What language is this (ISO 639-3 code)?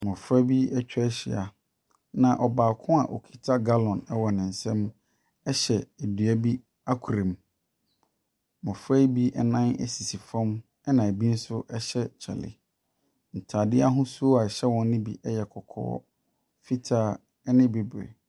aka